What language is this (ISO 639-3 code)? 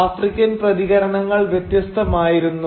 mal